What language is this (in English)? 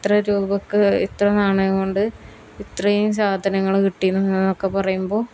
Malayalam